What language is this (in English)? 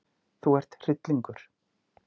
Icelandic